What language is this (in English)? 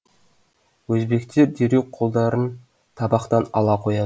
Kazakh